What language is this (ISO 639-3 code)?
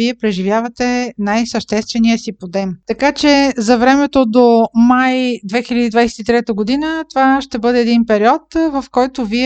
bul